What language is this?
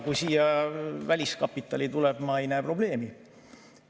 Estonian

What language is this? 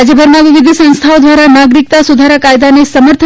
Gujarati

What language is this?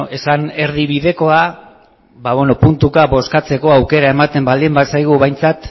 Basque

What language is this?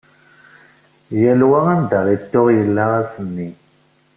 Kabyle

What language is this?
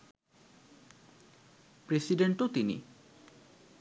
Bangla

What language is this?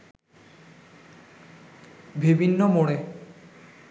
Bangla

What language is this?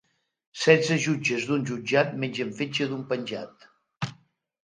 Catalan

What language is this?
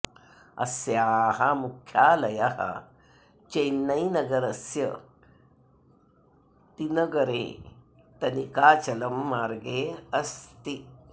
Sanskrit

